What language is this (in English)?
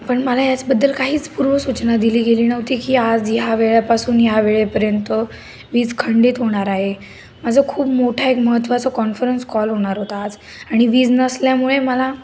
Marathi